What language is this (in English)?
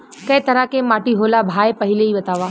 Bhojpuri